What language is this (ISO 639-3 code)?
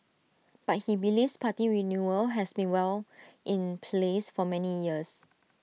eng